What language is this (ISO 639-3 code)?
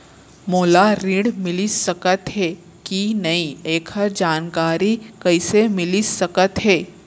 hne